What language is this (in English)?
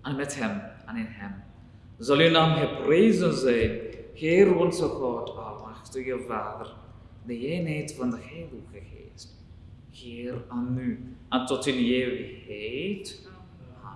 Dutch